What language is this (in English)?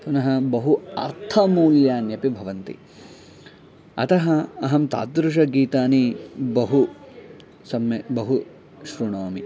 Sanskrit